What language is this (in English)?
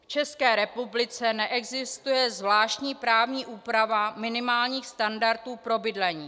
Czech